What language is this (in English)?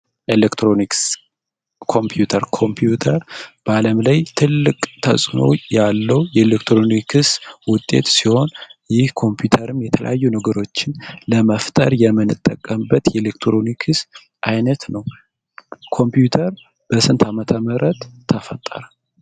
Amharic